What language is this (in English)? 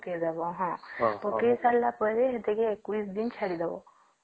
Odia